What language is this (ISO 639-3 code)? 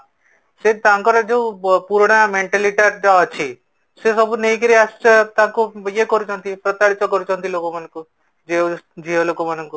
ori